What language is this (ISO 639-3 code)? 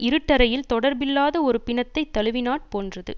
tam